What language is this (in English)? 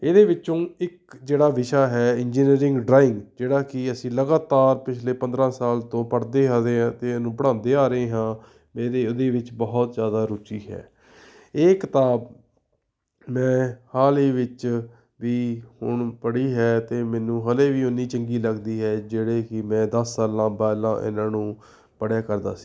Punjabi